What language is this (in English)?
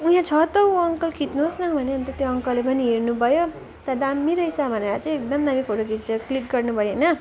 Nepali